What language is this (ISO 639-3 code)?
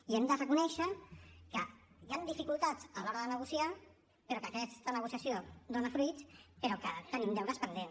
cat